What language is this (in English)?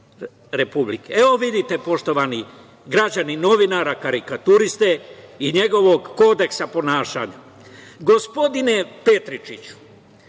Serbian